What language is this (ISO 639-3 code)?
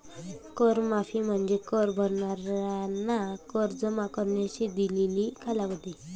mar